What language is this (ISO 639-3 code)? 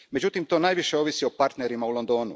hrv